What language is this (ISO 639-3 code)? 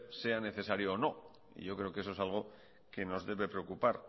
spa